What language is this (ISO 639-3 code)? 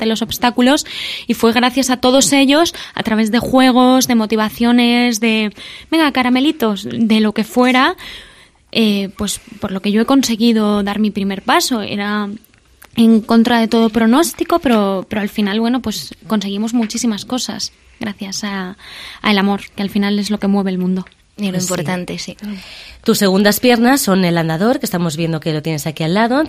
spa